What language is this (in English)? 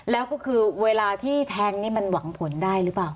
Thai